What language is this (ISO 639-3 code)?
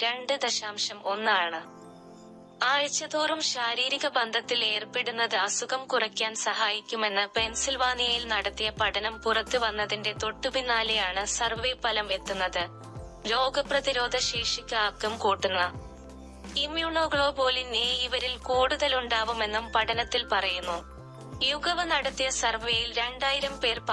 mal